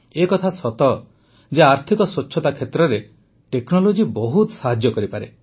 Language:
Odia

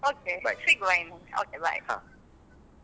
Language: Kannada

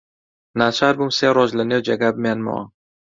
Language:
Central Kurdish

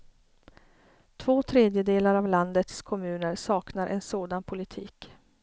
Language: Swedish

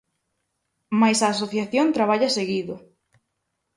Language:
Galician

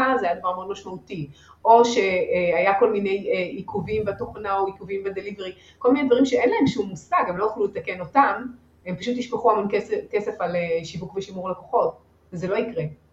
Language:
Hebrew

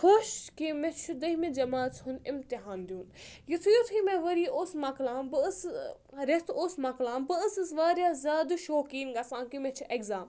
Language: Kashmiri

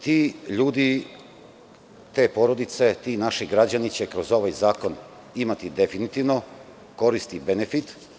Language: Serbian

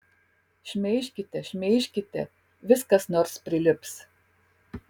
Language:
Lithuanian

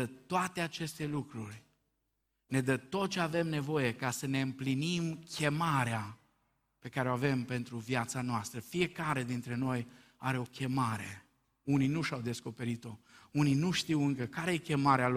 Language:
Romanian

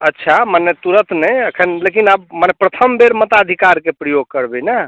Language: Maithili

